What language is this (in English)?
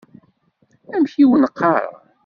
Kabyle